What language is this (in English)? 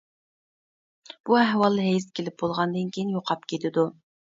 Uyghur